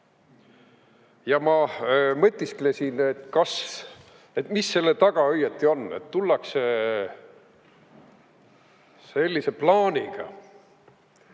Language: Estonian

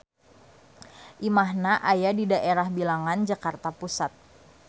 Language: Sundanese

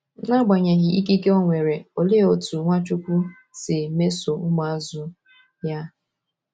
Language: Igbo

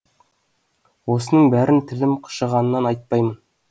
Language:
Kazakh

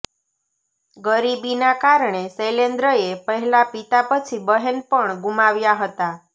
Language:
Gujarati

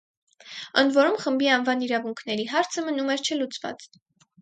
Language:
Armenian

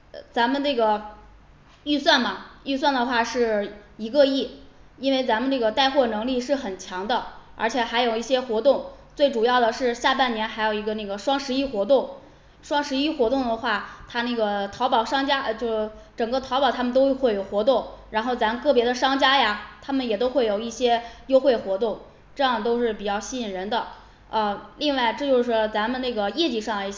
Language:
Chinese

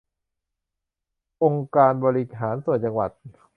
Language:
Thai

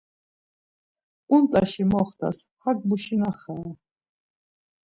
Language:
Laz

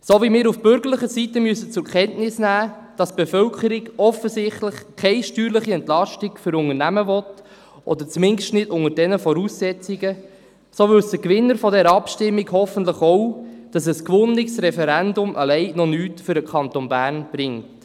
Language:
Swiss German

